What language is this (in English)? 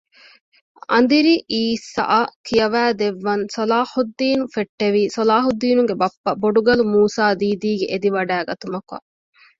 Divehi